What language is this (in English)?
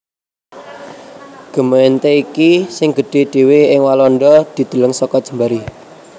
Javanese